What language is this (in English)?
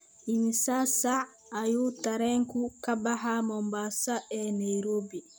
Somali